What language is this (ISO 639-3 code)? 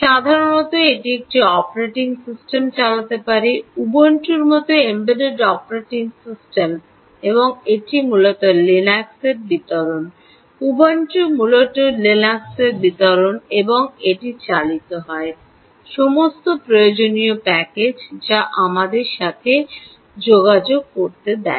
ben